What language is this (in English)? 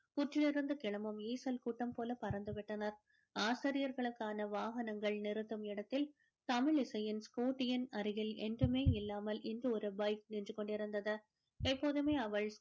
Tamil